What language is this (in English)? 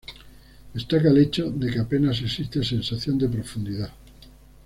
Spanish